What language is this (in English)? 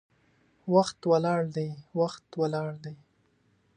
Pashto